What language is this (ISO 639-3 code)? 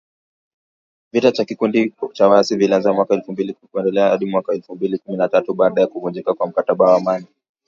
swa